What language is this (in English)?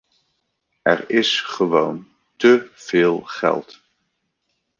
Dutch